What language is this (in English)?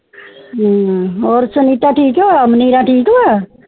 Punjabi